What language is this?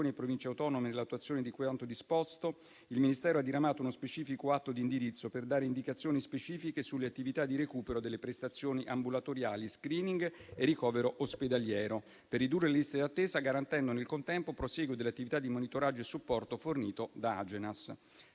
Italian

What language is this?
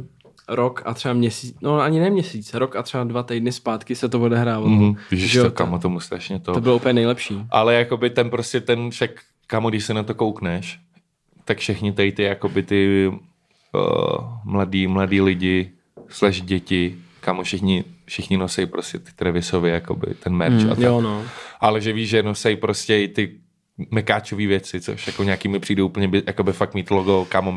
Czech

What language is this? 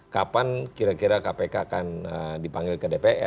Indonesian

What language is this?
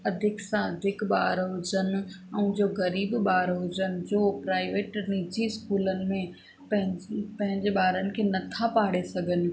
Sindhi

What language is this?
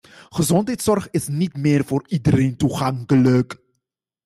Dutch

